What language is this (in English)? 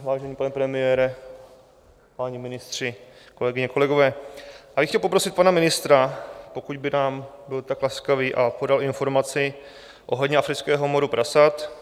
Czech